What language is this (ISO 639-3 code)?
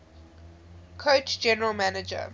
eng